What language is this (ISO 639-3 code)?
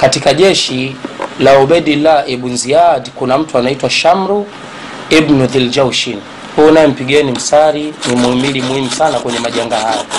swa